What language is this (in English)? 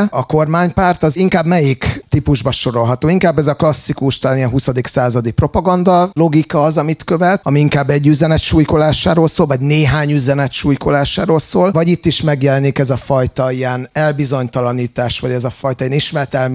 Hungarian